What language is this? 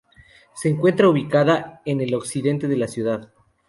Spanish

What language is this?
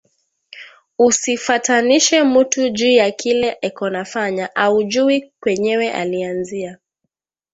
Swahili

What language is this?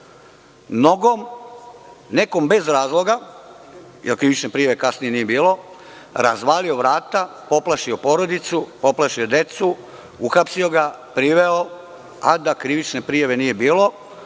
Serbian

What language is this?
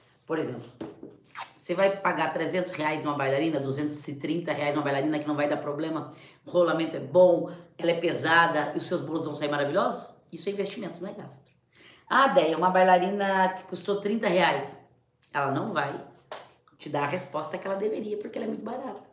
Portuguese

